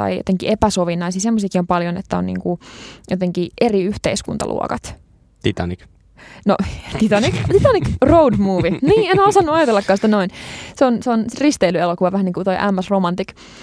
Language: Finnish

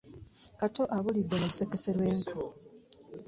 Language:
Ganda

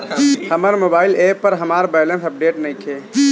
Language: Bhojpuri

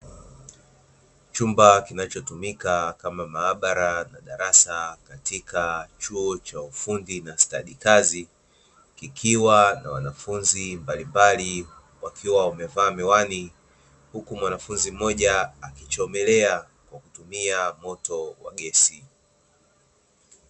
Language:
Swahili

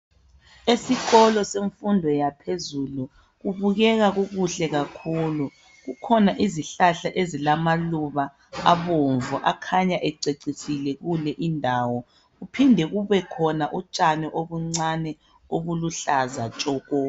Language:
North Ndebele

